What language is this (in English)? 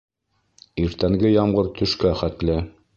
Bashkir